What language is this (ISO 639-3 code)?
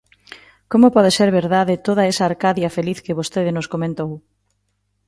glg